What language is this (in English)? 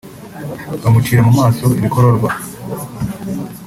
Kinyarwanda